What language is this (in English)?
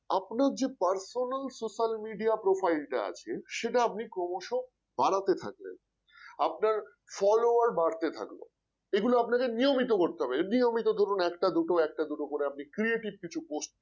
Bangla